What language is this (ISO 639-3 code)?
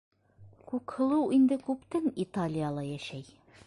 bak